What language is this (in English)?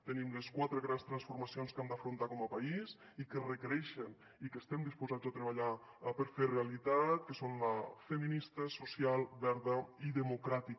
Catalan